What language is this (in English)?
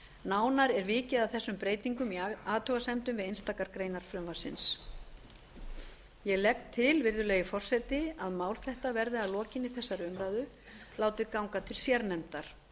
Icelandic